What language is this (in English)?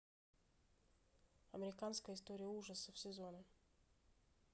Russian